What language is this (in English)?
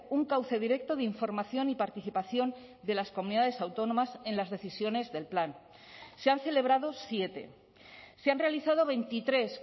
Spanish